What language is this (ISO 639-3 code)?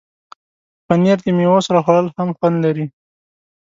pus